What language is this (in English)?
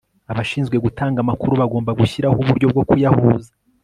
Kinyarwanda